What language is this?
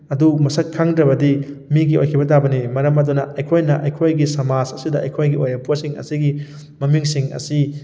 Manipuri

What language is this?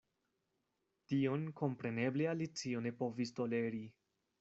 Esperanto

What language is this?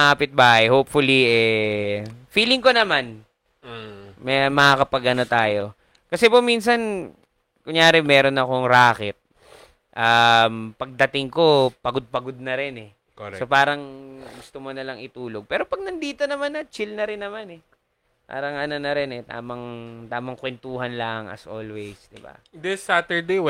Filipino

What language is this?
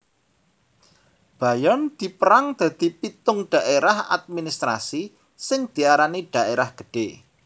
Javanese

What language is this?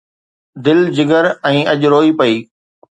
Sindhi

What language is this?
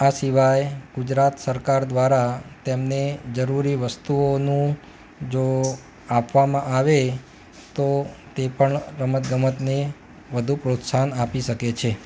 Gujarati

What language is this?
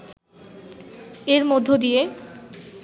Bangla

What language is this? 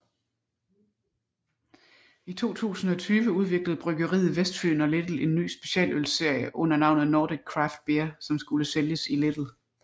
Danish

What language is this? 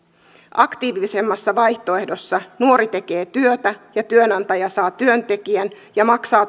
Finnish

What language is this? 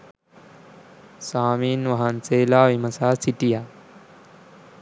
Sinhala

